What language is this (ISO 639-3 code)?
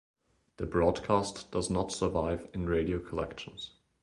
eng